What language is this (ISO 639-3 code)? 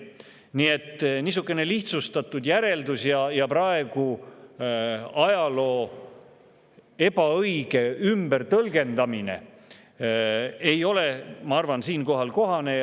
est